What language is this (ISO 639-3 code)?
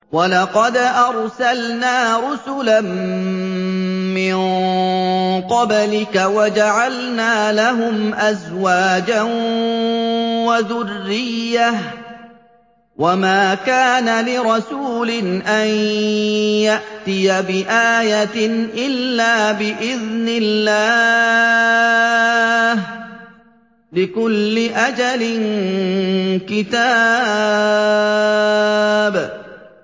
ara